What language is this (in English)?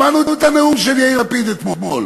Hebrew